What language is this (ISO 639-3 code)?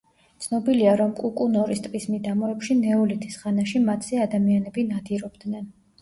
kat